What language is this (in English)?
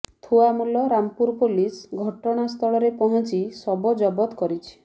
Odia